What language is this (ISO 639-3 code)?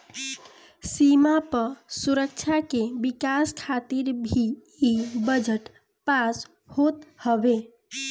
bho